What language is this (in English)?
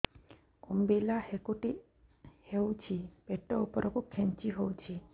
Odia